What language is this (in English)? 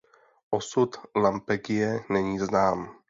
Czech